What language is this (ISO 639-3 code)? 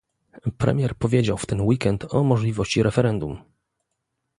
pol